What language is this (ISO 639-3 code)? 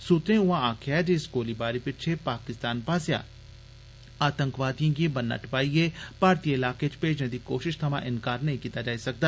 doi